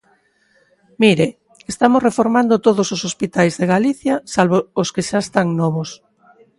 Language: Galician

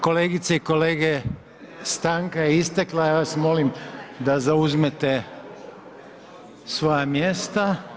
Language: Croatian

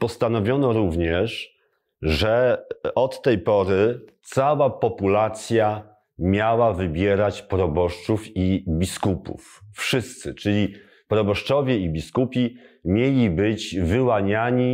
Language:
Polish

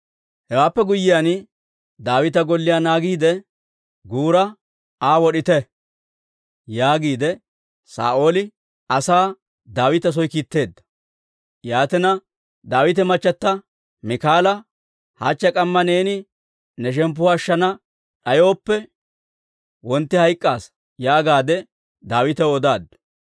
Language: Dawro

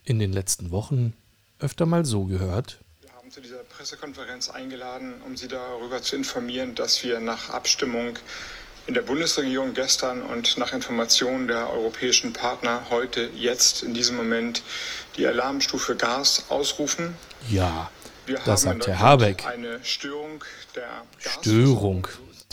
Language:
German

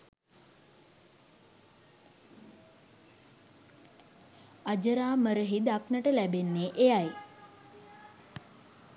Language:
Sinhala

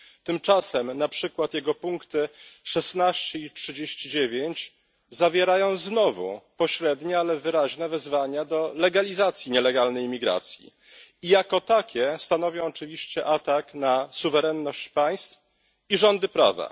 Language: Polish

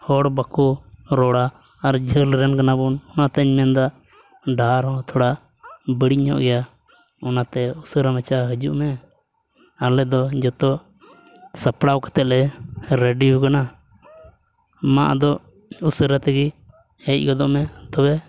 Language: Santali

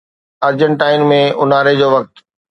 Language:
Sindhi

